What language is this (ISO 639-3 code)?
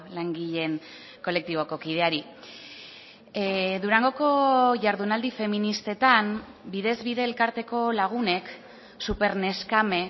eus